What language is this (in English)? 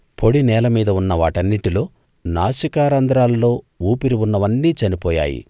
Telugu